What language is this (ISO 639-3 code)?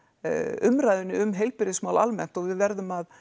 isl